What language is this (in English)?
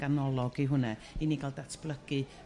Welsh